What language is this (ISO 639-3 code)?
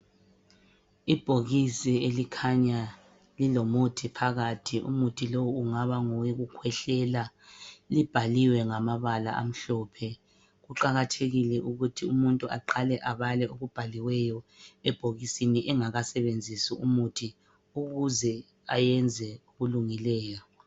nde